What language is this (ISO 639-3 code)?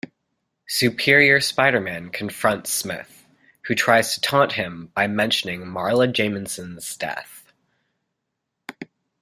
eng